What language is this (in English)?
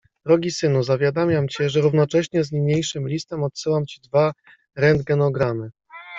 Polish